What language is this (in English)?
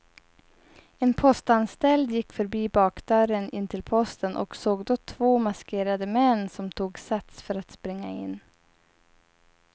Swedish